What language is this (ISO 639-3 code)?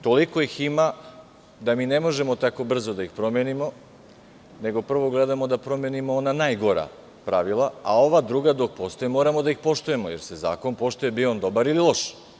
srp